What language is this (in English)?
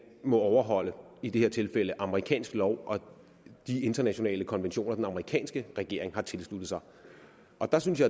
Danish